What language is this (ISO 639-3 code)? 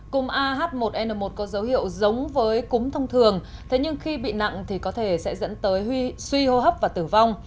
vie